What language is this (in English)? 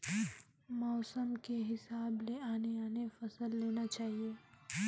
Chhattisgarhi